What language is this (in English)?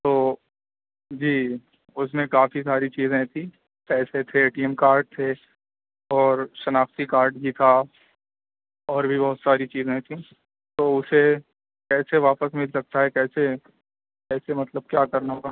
Urdu